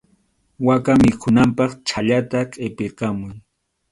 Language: Arequipa-La Unión Quechua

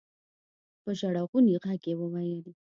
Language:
Pashto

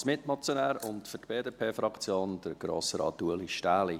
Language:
Swiss German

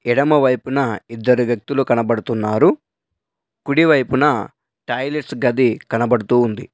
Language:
Telugu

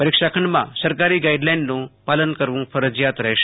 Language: Gujarati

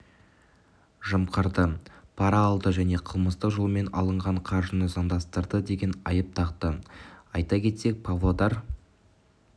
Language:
Kazakh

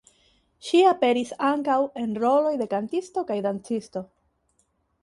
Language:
Esperanto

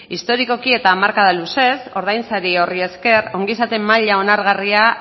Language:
Basque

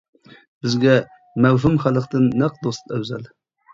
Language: Uyghur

